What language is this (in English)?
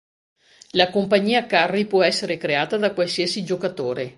Italian